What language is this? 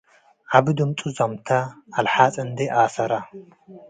Tigre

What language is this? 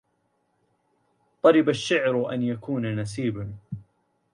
Arabic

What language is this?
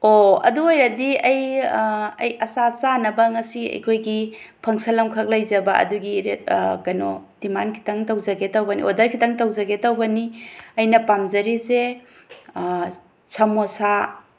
Manipuri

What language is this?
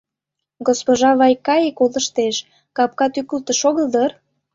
Mari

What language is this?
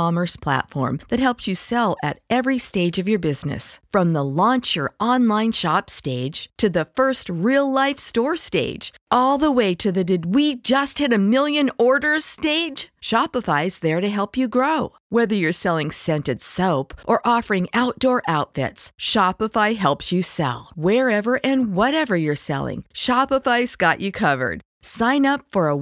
English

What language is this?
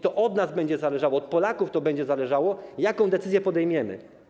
Polish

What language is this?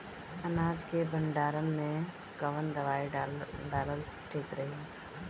Bhojpuri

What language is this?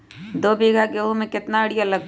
Magahi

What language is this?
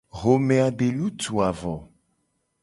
Gen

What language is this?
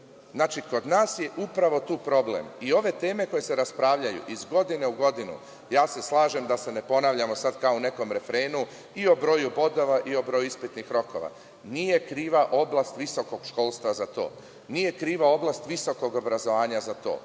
Serbian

